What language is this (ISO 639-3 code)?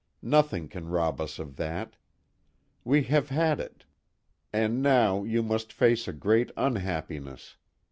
eng